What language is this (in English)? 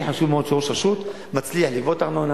Hebrew